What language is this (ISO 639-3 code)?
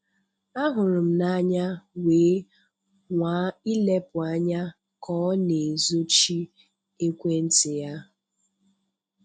ibo